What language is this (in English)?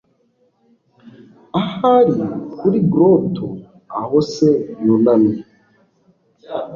Kinyarwanda